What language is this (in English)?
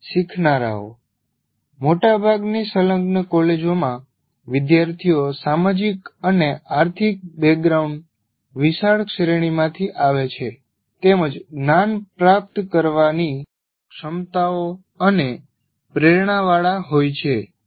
Gujarati